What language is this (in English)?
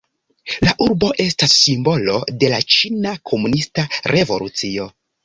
Esperanto